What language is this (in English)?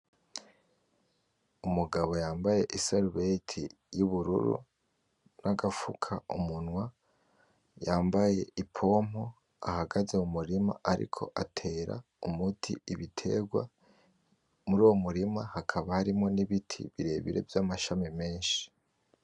Rundi